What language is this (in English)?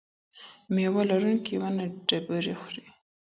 Pashto